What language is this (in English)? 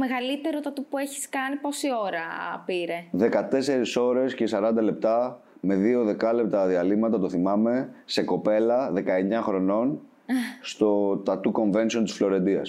Greek